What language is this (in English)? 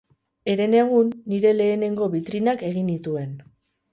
Basque